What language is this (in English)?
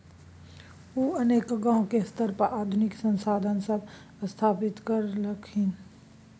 Maithili